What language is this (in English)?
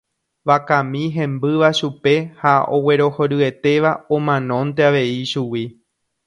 Guarani